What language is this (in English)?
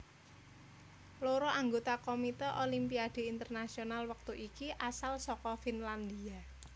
Javanese